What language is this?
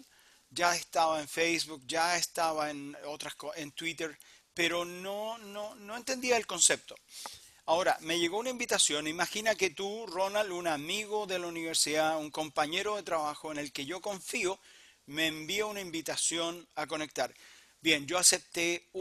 Spanish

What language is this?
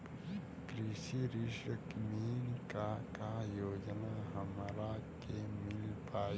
Bhojpuri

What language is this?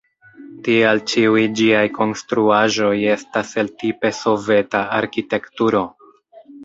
Esperanto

